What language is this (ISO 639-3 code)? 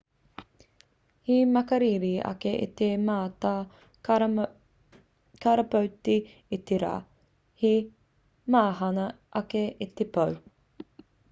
mri